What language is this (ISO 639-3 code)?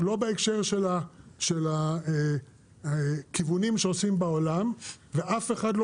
heb